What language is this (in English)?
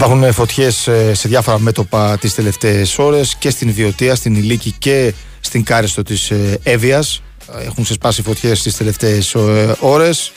Greek